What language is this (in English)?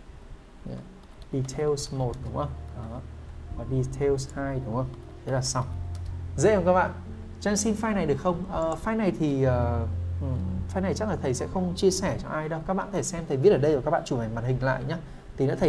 Vietnamese